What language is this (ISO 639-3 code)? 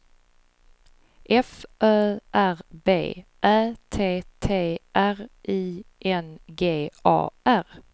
swe